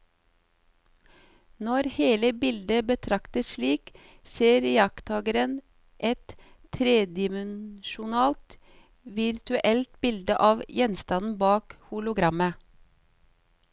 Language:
Norwegian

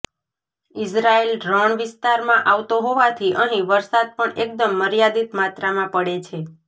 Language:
Gujarati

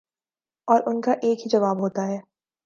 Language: Urdu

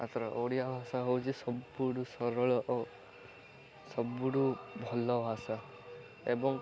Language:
Odia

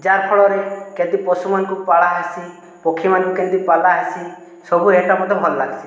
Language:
Odia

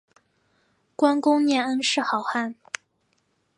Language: Chinese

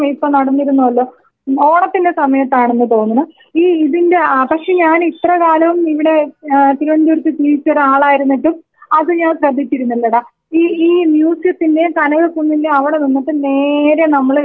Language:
Malayalam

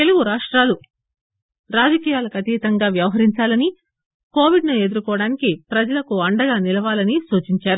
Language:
Telugu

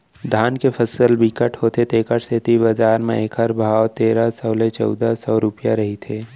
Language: Chhattisgarhi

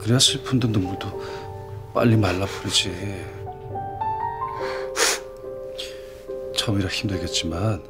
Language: Korean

